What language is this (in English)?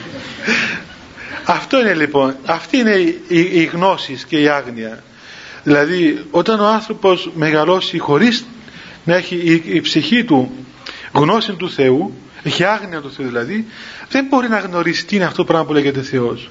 Greek